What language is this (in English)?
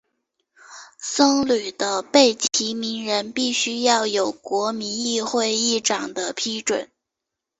Chinese